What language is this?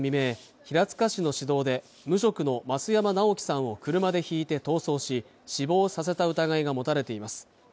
Japanese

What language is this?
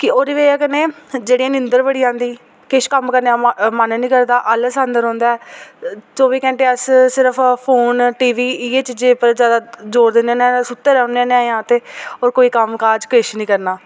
Dogri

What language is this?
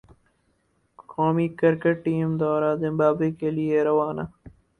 Urdu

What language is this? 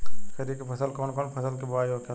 Bhojpuri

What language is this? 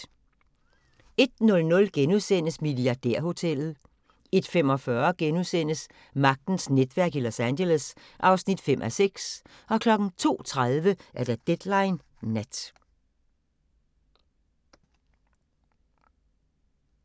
Danish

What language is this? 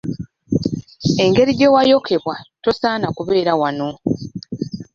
Ganda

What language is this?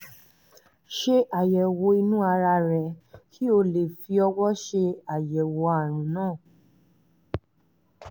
Yoruba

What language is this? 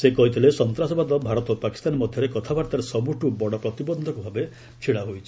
Odia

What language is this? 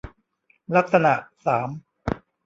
Thai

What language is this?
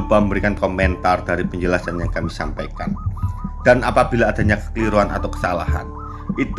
Indonesian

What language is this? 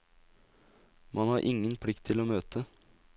Norwegian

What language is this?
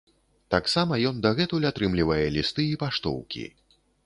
Belarusian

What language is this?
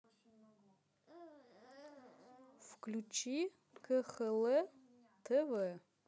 Russian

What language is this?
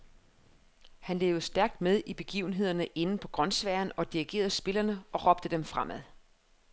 Danish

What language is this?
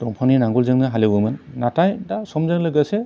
Bodo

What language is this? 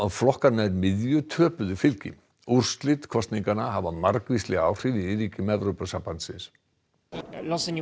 Icelandic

